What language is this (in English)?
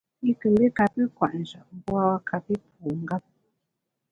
Bamun